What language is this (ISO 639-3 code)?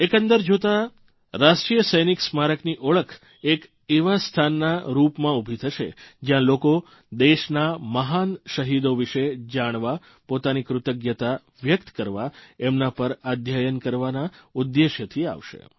guj